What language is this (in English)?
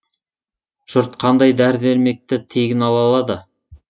Kazakh